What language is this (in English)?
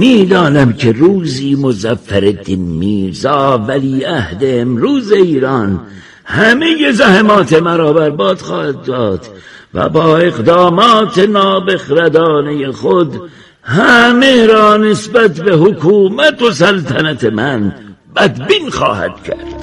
Persian